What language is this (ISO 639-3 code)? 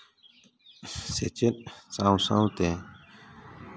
sat